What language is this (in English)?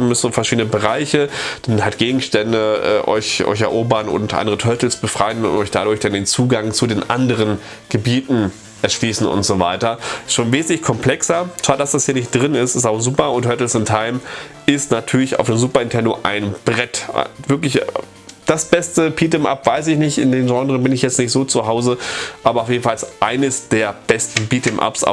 German